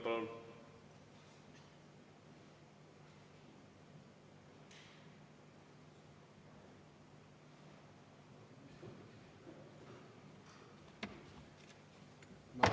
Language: Estonian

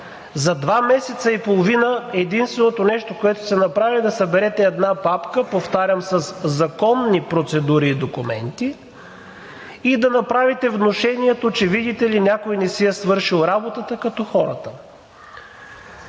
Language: Bulgarian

